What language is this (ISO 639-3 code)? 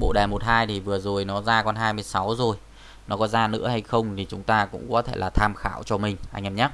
vie